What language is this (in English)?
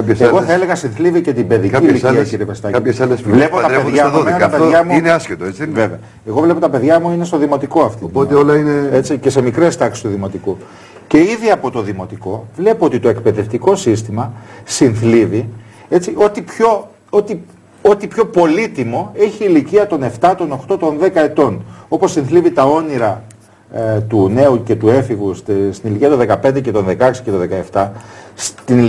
Greek